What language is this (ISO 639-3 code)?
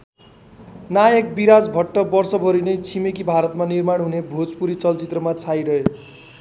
nep